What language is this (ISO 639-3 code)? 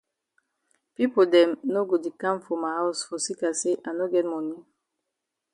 wes